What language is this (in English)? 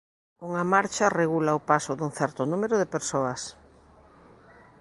Galician